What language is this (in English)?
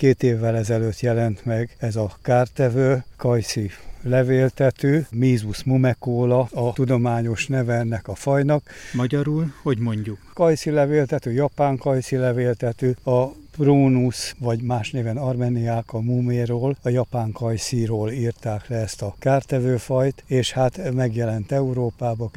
Hungarian